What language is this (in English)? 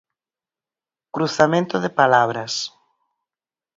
Galician